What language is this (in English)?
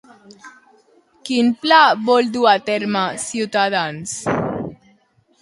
Catalan